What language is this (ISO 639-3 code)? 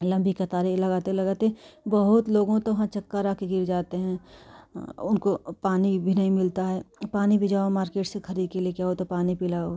hin